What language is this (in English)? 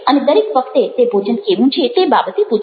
Gujarati